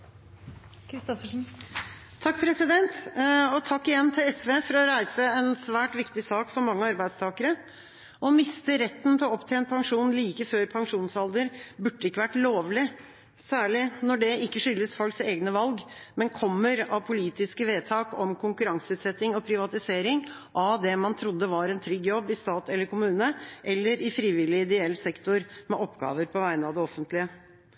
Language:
Norwegian Bokmål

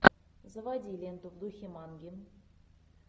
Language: Russian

